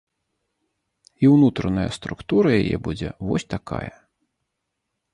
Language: Belarusian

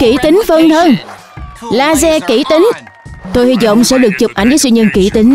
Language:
Vietnamese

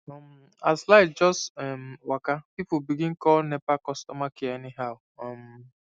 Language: Nigerian Pidgin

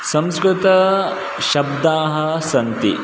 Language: Sanskrit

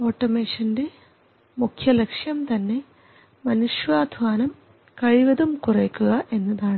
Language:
Malayalam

